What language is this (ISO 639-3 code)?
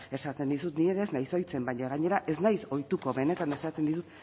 eus